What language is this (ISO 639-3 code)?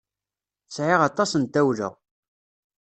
kab